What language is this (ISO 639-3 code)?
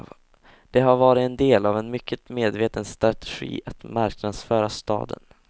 swe